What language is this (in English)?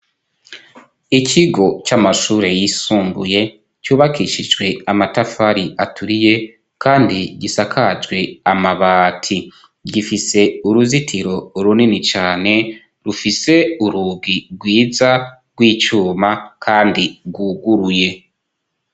Rundi